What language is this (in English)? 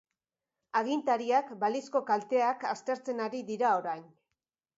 Basque